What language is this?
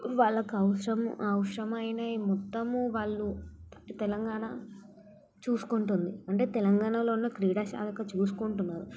Telugu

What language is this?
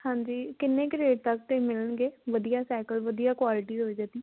Punjabi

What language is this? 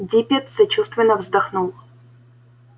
Russian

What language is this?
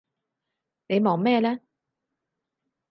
Cantonese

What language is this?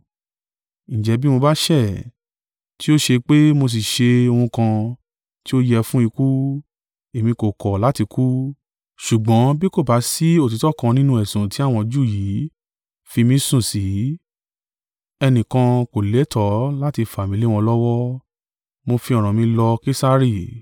Yoruba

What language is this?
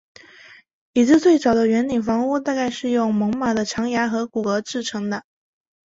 Chinese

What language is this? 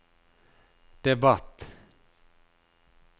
Norwegian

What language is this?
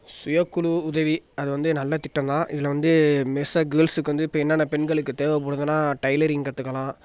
Tamil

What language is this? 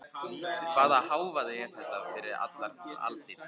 Icelandic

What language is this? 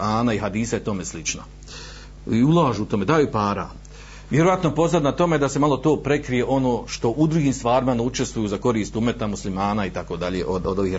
Croatian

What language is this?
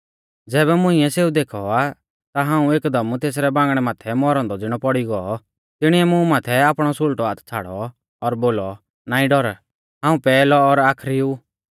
Mahasu Pahari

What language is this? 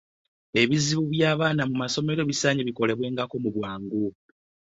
Ganda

